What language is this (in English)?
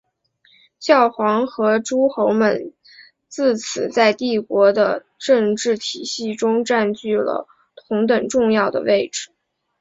Chinese